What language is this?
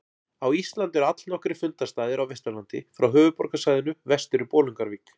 Icelandic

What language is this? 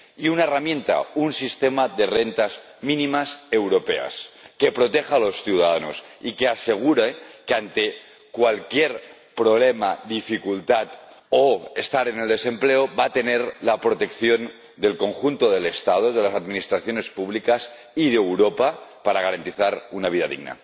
Spanish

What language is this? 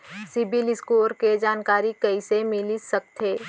Chhattisgarhi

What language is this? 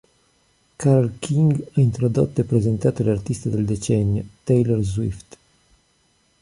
Italian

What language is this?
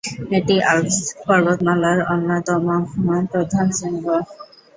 Bangla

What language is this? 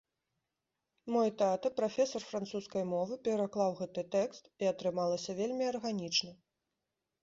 Belarusian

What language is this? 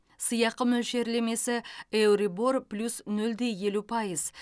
Kazakh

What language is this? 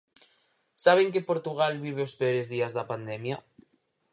Galician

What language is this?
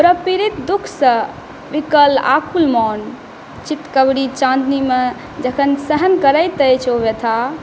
Maithili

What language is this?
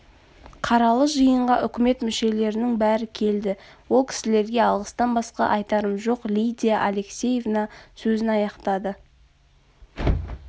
Kazakh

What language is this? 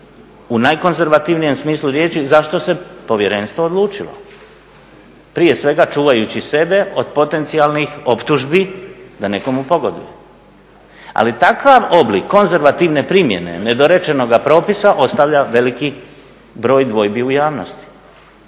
Croatian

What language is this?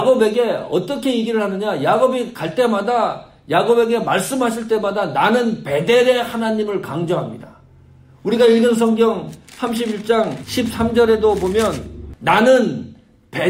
Korean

